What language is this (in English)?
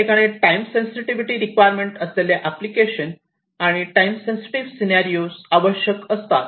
Marathi